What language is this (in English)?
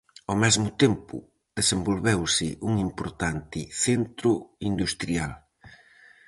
Galician